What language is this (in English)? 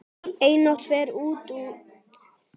Icelandic